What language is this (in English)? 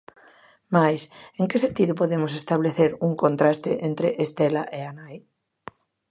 Galician